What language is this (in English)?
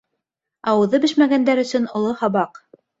Bashkir